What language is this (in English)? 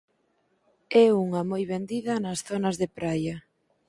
Galician